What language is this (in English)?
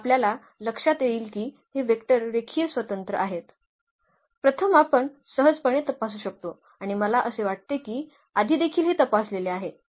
Marathi